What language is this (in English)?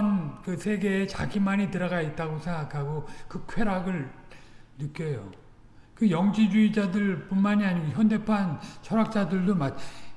Korean